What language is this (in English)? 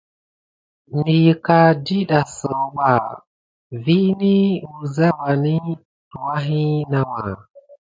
Gidar